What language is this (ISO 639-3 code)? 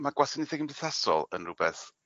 cym